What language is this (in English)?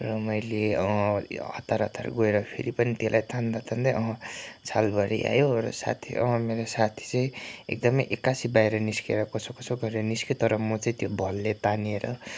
Nepali